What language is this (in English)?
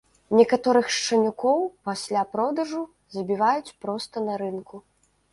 Belarusian